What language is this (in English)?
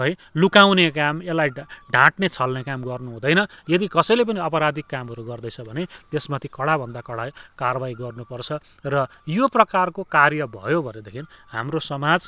Nepali